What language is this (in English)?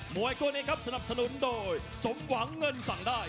Thai